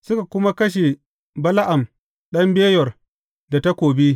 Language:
Hausa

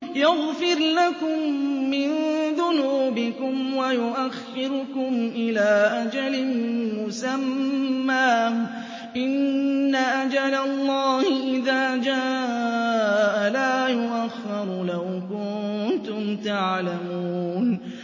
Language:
Arabic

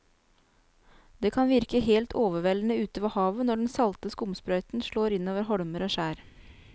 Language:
Norwegian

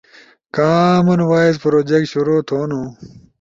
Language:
Ushojo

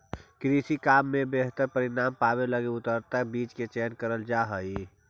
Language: Magahi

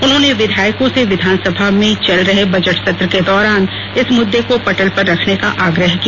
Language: Hindi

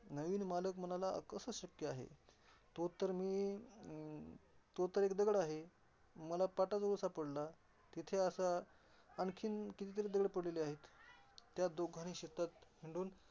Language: Marathi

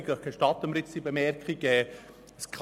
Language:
Swiss German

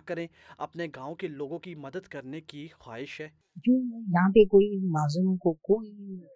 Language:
Urdu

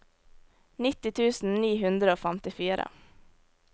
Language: Norwegian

